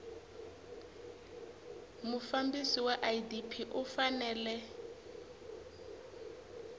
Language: Tsonga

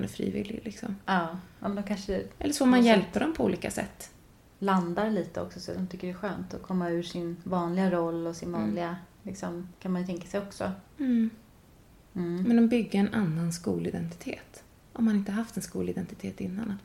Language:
Swedish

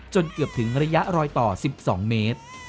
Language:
Thai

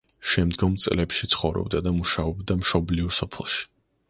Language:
Georgian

